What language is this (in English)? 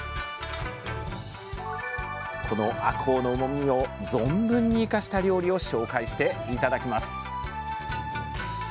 Japanese